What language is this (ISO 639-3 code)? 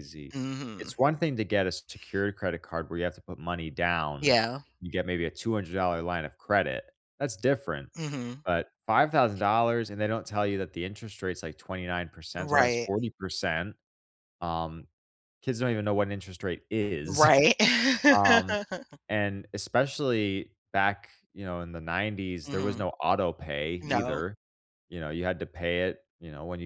eng